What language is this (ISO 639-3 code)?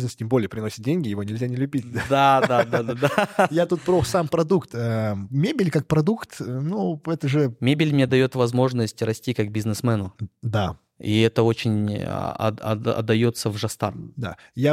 rus